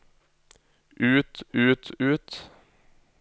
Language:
Norwegian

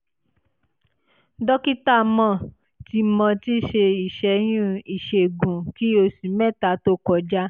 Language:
Yoruba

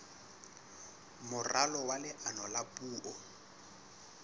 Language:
Southern Sotho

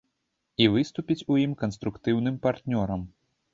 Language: Belarusian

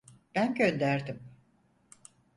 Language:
Turkish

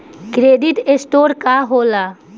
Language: Bhojpuri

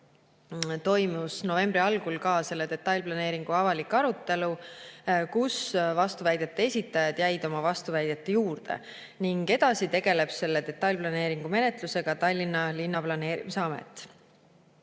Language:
Estonian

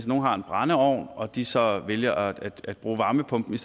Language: Danish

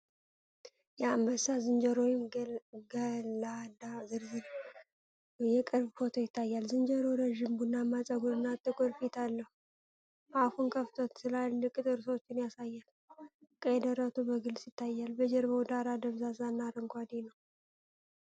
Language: Amharic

